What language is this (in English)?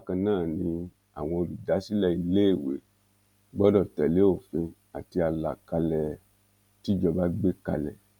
Yoruba